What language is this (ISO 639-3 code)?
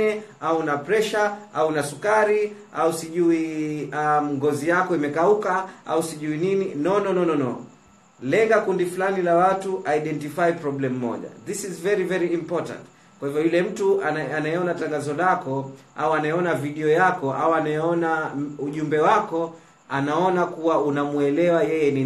swa